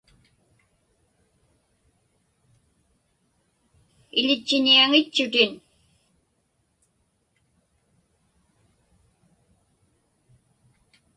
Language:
Inupiaq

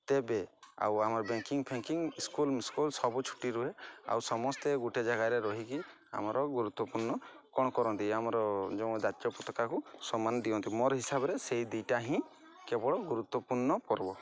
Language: Odia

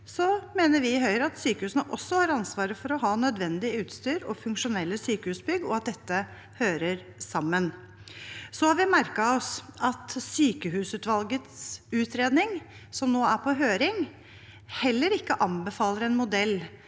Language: Norwegian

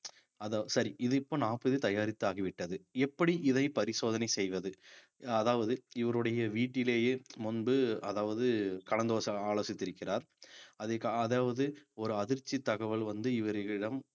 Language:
Tamil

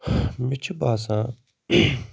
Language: Kashmiri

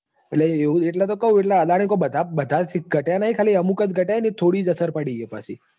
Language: Gujarati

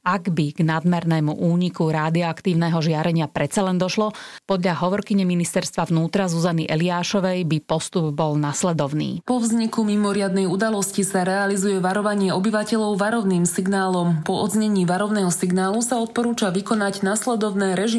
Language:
Slovak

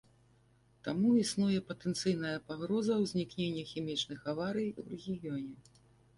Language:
Belarusian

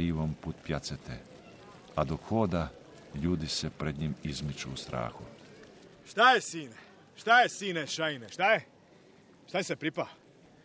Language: Croatian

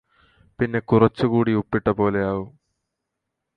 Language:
Malayalam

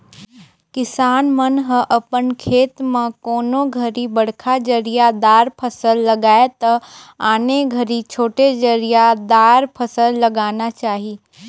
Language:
Chhattisgarhi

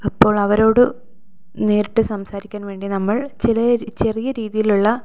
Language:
Malayalam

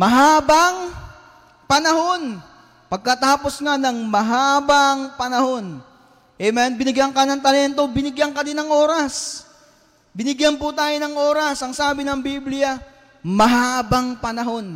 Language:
Filipino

